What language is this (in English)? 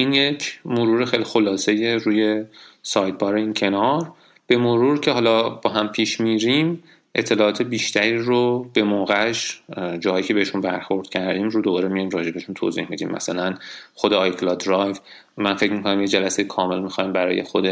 Persian